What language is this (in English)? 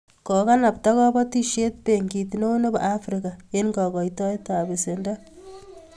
Kalenjin